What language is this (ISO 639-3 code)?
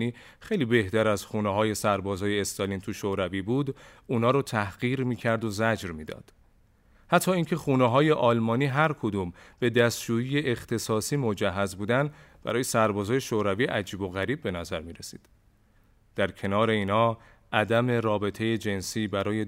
fas